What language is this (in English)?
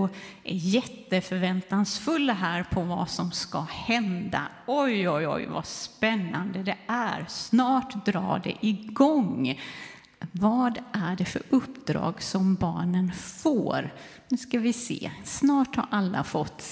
Swedish